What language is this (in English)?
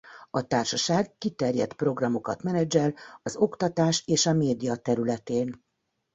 Hungarian